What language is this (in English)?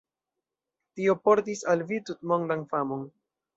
Esperanto